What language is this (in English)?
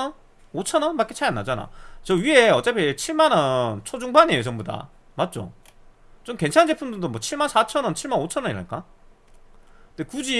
Korean